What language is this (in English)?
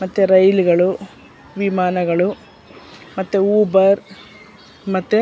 Kannada